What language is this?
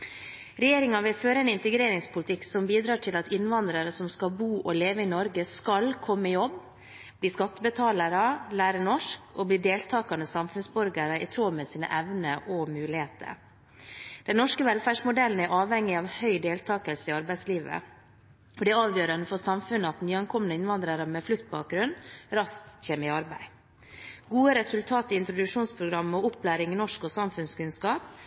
Norwegian Bokmål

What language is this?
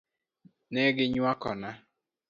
Luo (Kenya and Tanzania)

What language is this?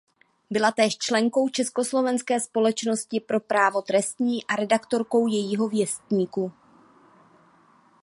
Czech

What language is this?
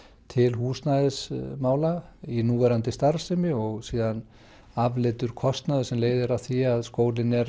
Icelandic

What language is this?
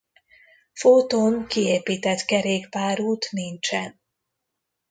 Hungarian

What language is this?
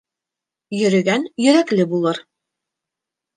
Bashkir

